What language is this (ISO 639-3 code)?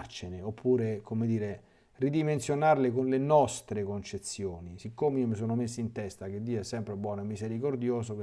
ita